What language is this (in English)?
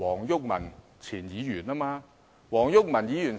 Cantonese